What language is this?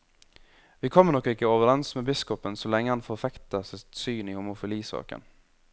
Norwegian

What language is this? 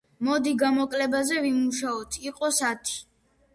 Georgian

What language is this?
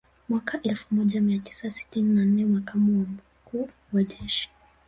Swahili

